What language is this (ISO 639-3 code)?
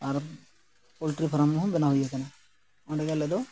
sat